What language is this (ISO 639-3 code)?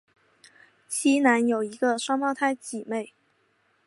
zho